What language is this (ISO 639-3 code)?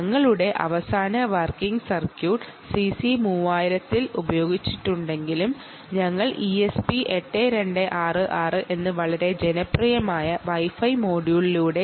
mal